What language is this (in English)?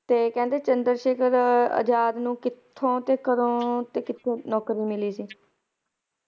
Punjabi